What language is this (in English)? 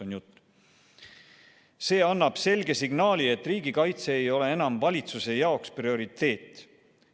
Estonian